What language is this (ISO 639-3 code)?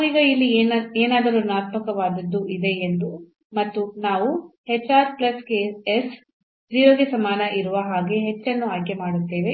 kan